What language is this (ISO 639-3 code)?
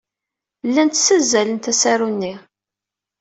kab